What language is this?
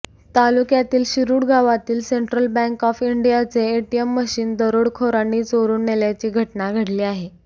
Marathi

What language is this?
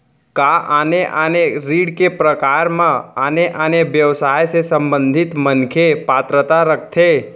Chhattisgarhi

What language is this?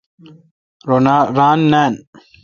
Kalkoti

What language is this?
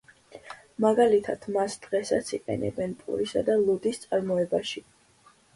Georgian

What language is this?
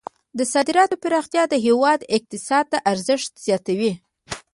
Pashto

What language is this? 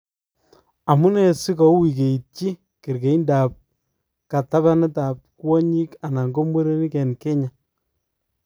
Kalenjin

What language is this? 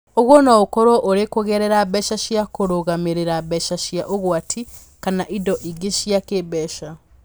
Kikuyu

